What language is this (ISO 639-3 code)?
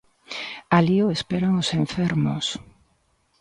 glg